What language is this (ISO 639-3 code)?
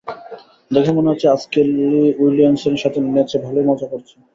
ben